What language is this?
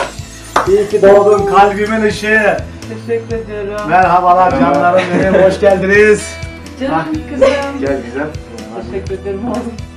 Turkish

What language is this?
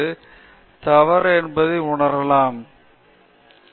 Tamil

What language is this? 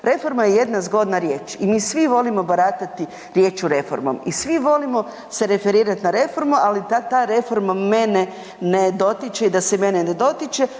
Croatian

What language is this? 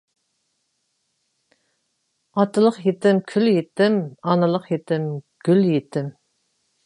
Uyghur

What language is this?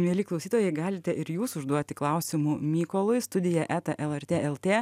Lithuanian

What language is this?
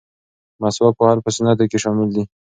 Pashto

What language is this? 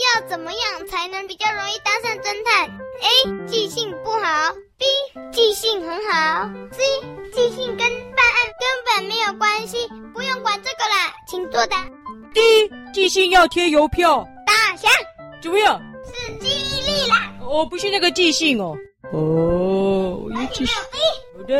Chinese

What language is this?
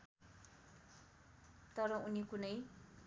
Nepali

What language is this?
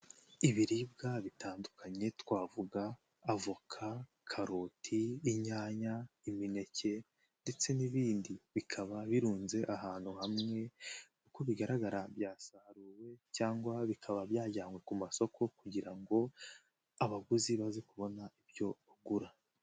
Kinyarwanda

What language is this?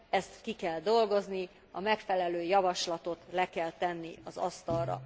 Hungarian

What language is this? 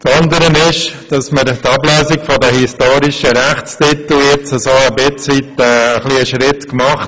Swiss German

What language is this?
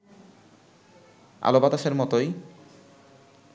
Bangla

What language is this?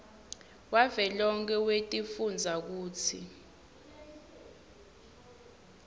Swati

